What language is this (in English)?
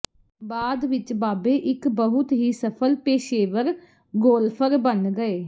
Punjabi